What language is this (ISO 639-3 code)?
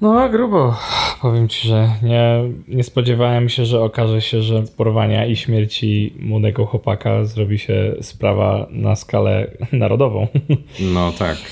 pol